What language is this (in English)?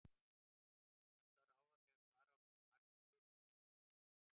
Icelandic